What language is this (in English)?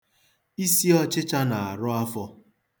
Igbo